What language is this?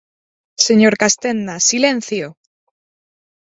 Galician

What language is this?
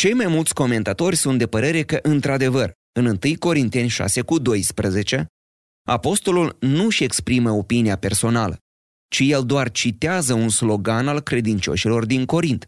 Romanian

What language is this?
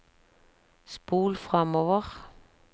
Norwegian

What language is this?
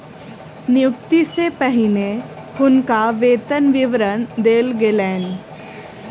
Maithili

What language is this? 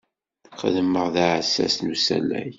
Kabyle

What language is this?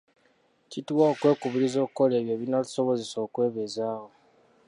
Ganda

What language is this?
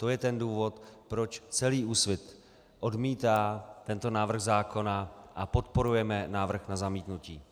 Czech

